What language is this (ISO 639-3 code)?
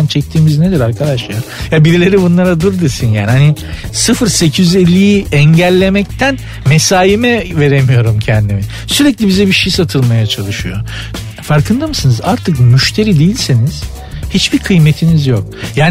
tur